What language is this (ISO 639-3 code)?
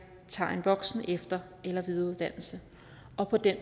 dan